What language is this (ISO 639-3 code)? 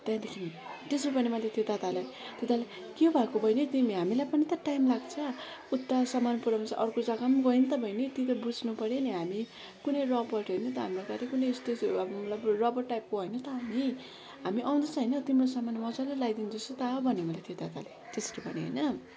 nep